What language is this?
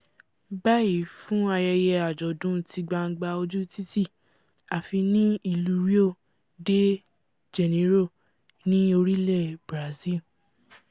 Yoruba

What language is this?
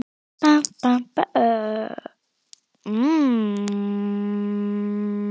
Icelandic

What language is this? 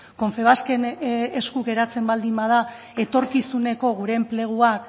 Basque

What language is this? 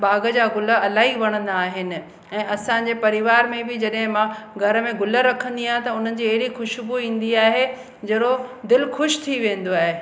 Sindhi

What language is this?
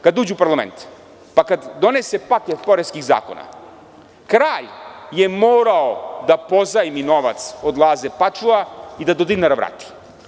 Serbian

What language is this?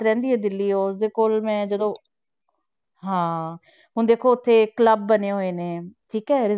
Punjabi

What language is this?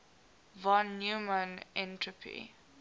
English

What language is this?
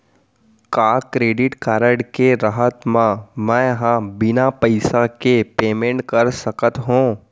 Chhattisgarhi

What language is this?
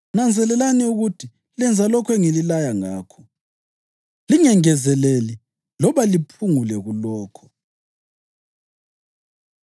North Ndebele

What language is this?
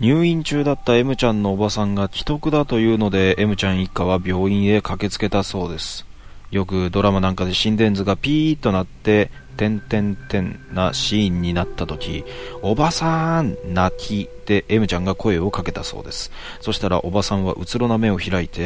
Japanese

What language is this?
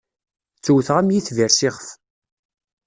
Kabyle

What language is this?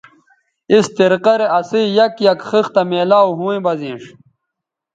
Bateri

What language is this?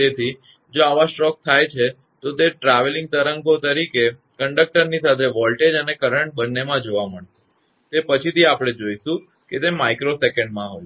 Gujarati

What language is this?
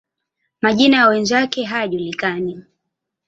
Swahili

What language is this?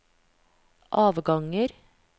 Norwegian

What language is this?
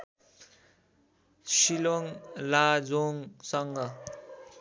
Nepali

